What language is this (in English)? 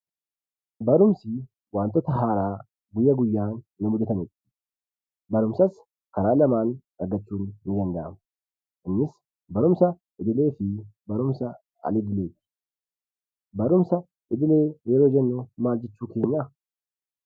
Oromo